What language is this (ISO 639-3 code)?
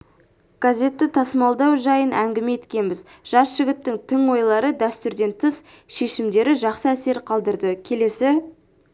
kaz